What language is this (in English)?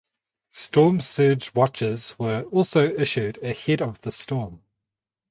English